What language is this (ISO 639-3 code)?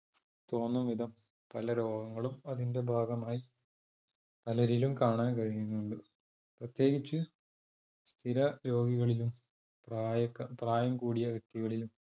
mal